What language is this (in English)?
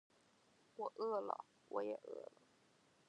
Chinese